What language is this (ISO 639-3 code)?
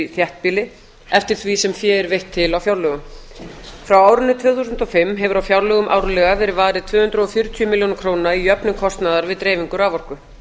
isl